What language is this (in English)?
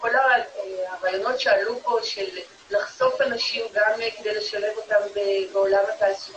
Hebrew